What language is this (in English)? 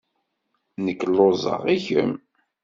Kabyle